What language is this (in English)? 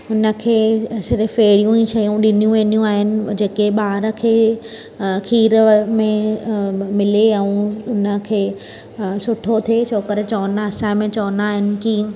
Sindhi